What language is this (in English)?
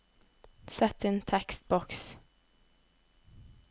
Norwegian